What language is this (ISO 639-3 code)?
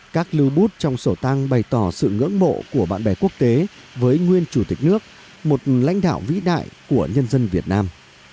vie